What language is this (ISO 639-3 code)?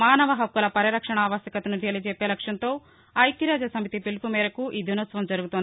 tel